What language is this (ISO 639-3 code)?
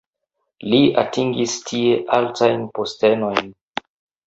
epo